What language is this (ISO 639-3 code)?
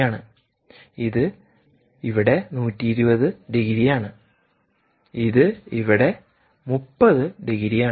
mal